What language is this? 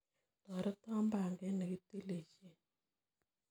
Kalenjin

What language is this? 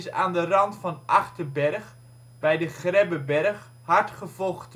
Dutch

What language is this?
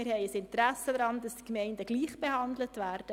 Swiss German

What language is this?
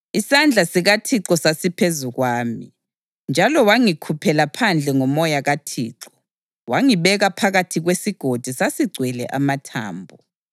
North Ndebele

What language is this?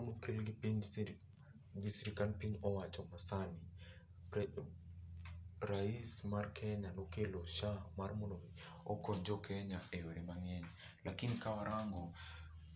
Luo (Kenya and Tanzania)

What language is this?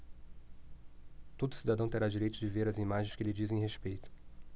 Portuguese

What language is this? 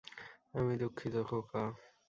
Bangla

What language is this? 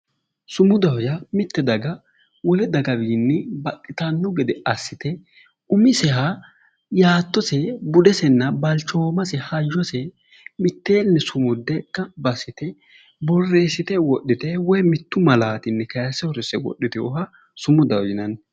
Sidamo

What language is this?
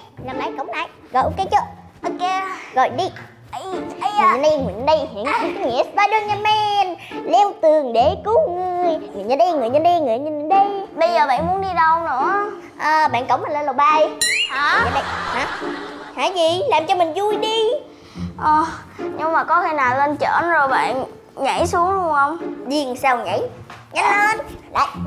Vietnamese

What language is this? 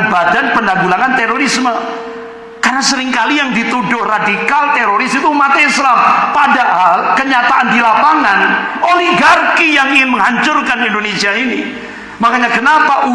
Indonesian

